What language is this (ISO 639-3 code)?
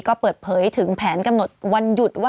tha